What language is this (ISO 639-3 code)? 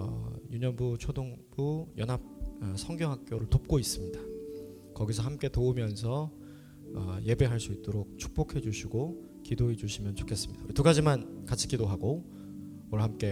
kor